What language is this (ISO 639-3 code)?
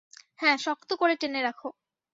ben